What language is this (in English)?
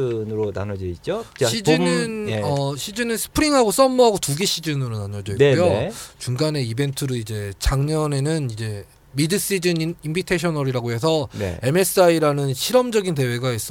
Korean